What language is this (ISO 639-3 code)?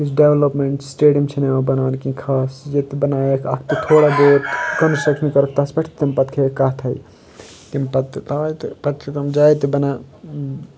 kas